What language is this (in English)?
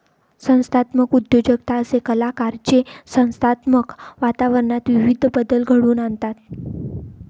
Marathi